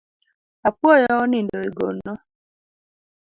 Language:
Luo (Kenya and Tanzania)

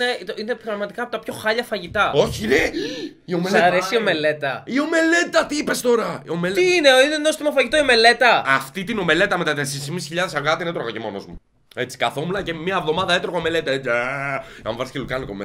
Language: Greek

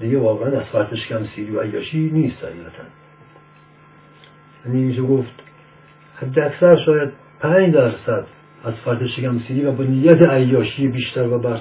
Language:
Persian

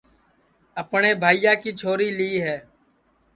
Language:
Sansi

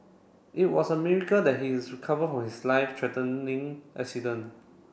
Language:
English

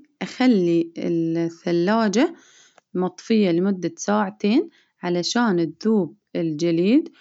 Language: Baharna Arabic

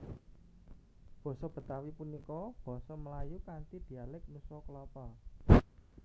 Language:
Javanese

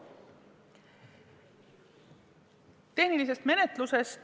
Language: Estonian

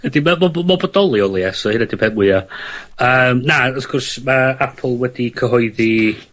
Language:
Welsh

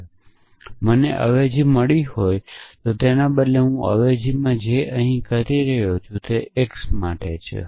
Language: Gujarati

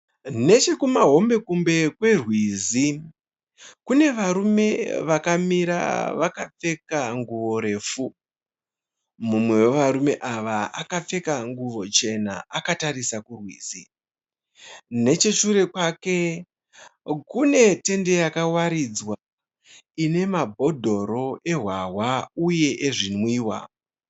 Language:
Shona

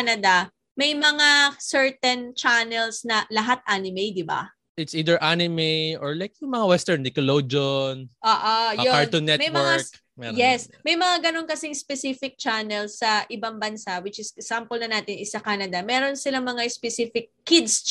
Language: Filipino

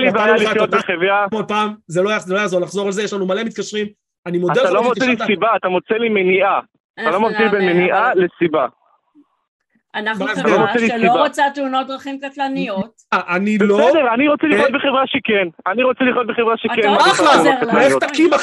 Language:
Hebrew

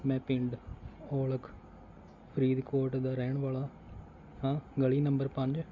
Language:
Punjabi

